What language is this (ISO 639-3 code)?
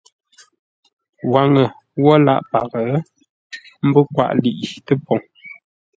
nla